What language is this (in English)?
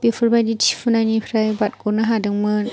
Bodo